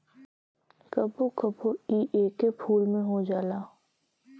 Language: Bhojpuri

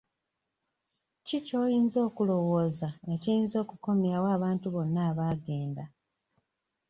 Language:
Ganda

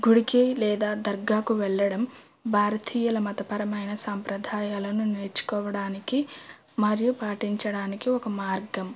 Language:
Telugu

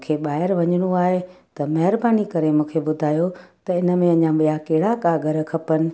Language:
Sindhi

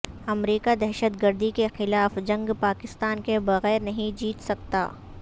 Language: Urdu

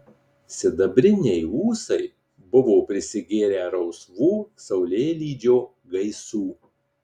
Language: Lithuanian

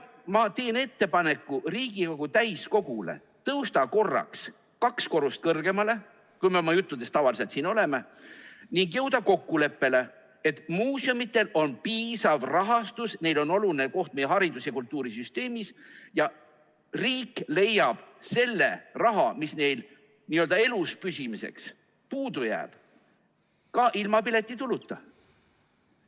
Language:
Estonian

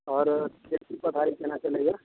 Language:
Maithili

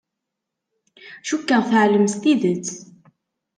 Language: Kabyle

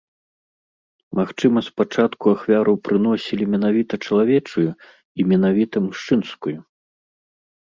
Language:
Belarusian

